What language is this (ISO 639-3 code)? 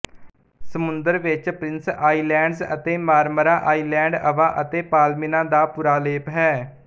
pan